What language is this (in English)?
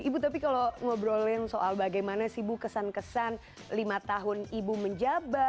Indonesian